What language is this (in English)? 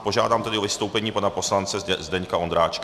Czech